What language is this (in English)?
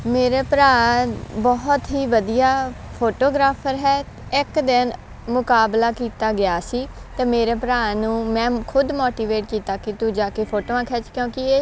Punjabi